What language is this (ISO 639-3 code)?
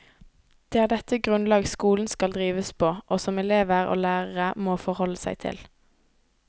nor